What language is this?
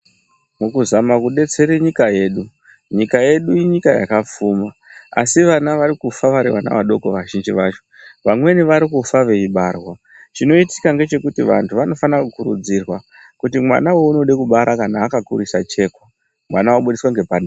Ndau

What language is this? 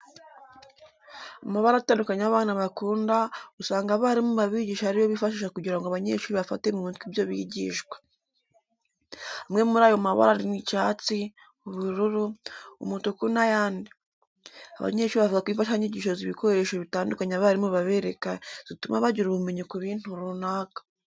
Kinyarwanda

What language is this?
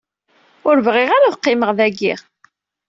Kabyle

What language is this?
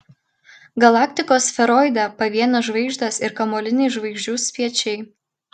Lithuanian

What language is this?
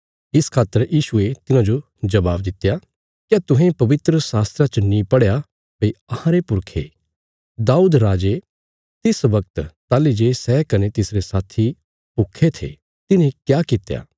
Bilaspuri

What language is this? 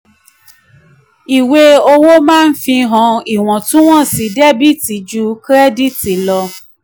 Yoruba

